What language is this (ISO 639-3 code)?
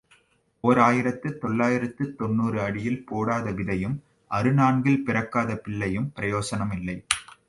tam